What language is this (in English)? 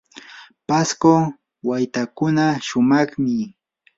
Yanahuanca Pasco Quechua